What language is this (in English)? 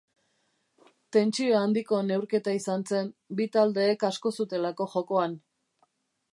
Basque